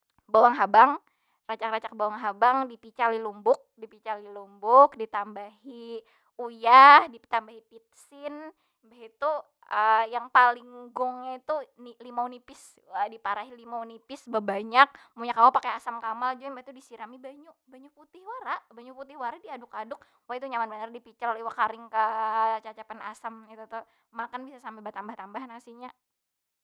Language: Banjar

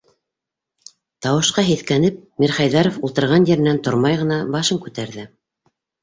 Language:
Bashkir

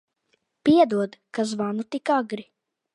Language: Latvian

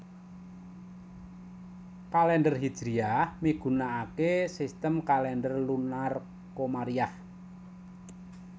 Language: Javanese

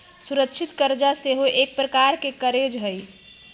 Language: Magahi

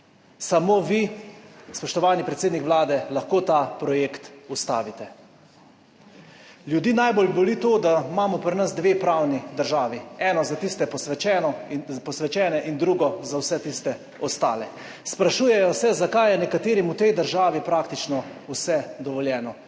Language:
Slovenian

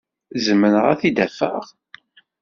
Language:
Kabyle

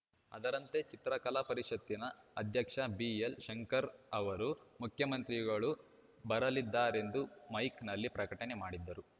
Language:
Kannada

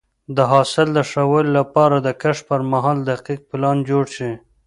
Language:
Pashto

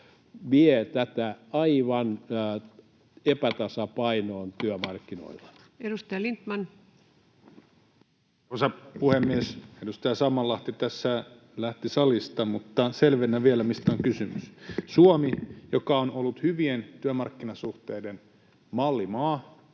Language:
Finnish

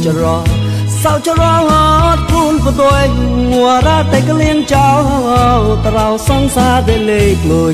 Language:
Thai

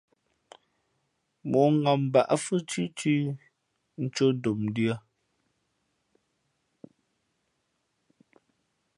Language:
Fe'fe'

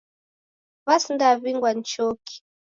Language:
Taita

